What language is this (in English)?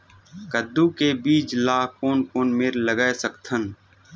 Chhattisgarhi